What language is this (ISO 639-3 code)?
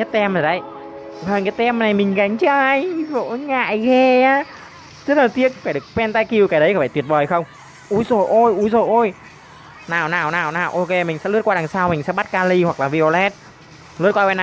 vie